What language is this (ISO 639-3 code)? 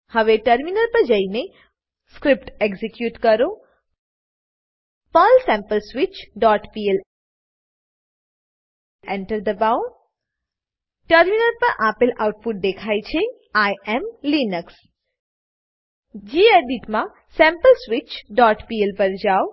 guj